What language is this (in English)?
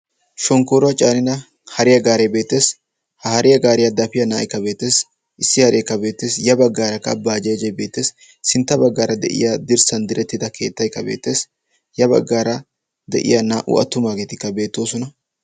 Wolaytta